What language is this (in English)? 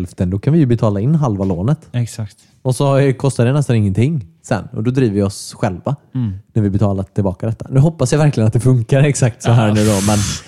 Swedish